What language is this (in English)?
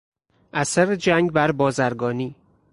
Persian